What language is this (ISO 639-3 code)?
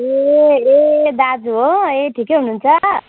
nep